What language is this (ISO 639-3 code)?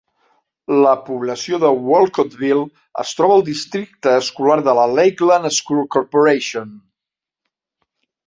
cat